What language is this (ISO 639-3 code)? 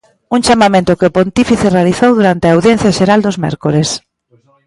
glg